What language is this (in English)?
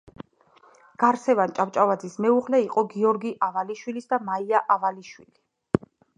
Georgian